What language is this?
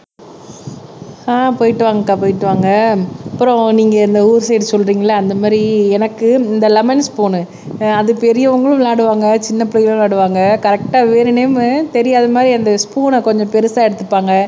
Tamil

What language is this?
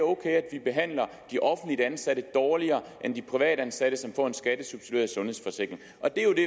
Danish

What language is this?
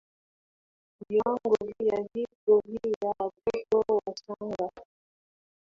Swahili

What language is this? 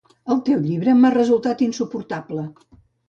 Catalan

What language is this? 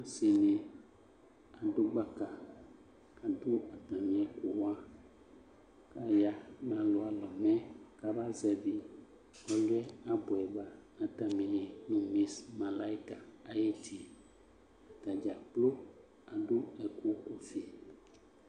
Ikposo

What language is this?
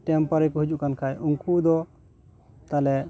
Santali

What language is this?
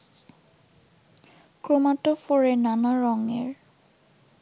Bangla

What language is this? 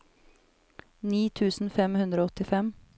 Norwegian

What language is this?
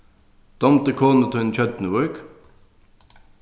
Faroese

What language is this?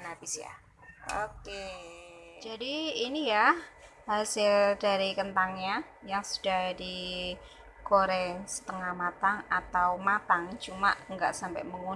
Indonesian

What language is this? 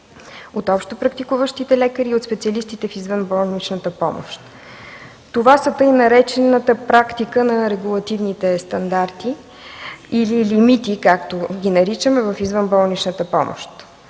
Bulgarian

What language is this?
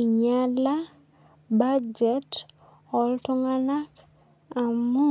Masai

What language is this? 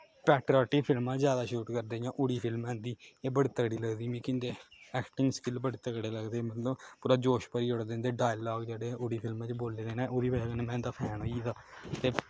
Dogri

